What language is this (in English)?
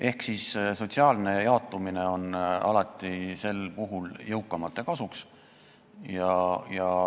Estonian